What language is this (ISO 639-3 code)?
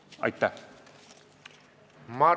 est